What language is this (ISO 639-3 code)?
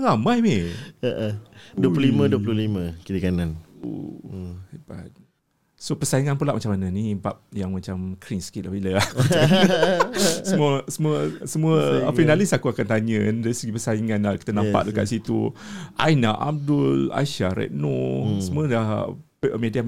msa